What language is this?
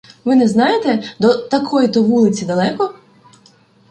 Ukrainian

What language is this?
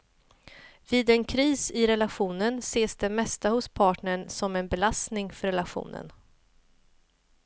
Swedish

